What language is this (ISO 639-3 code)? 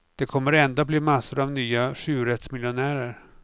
swe